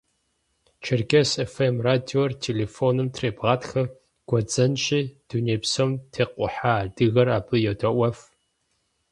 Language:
Kabardian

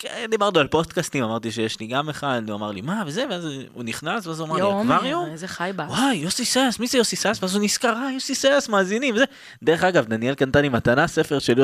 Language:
Hebrew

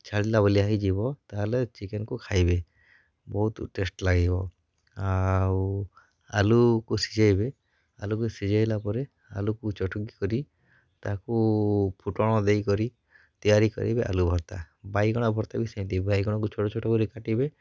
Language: Odia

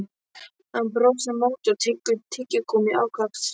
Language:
Icelandic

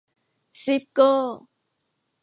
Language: Thai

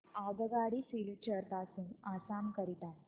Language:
Marathi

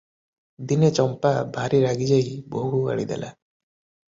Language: Odia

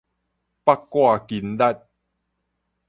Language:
Min Nan Chinese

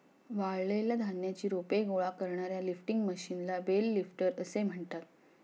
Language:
Marathi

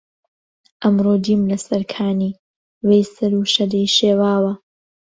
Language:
Central Kurdish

